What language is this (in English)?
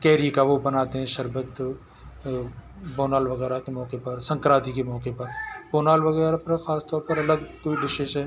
Urdu